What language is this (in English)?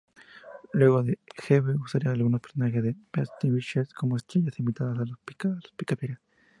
Spanish